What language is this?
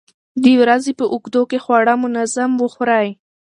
Pashto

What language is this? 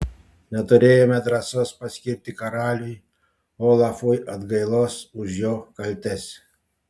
Lithuanian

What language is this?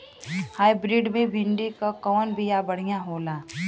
Bhojpuri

